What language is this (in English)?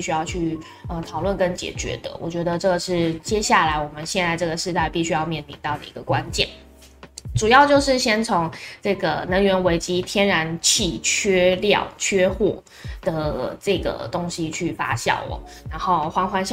Chinese